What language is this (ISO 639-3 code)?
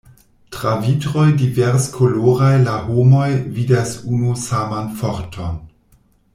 epo